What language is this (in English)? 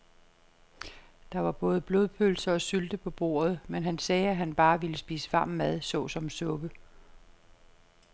Danish